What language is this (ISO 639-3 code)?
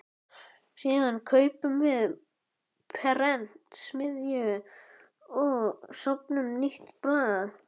isl